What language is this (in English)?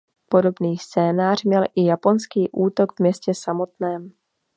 Czech